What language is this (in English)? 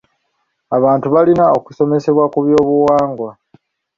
Ganda